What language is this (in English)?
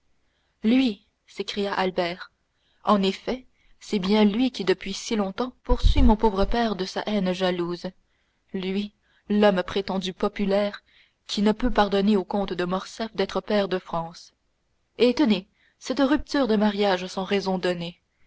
French